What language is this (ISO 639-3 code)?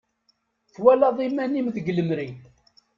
kab